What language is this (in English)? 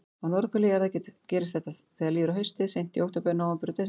Icelandic